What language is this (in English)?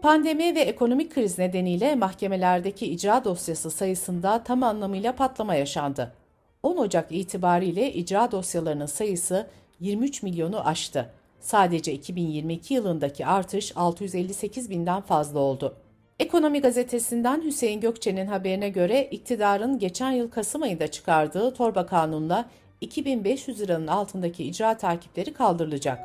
Turkish